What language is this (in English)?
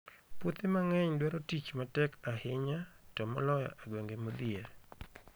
Luo (Kenya and Tanzania)